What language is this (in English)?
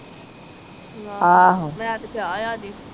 Punjabi